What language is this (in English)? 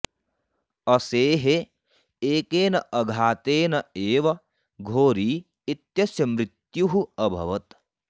Sanskrit